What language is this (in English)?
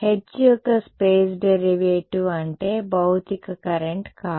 Telugu